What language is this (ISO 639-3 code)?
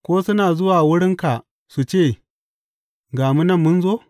hau